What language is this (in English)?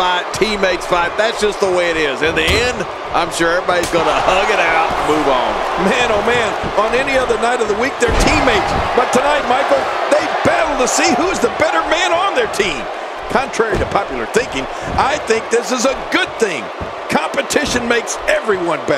English